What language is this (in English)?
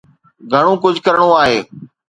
Sindhi